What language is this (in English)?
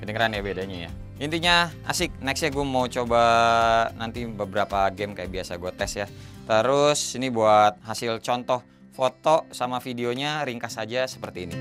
Indonesian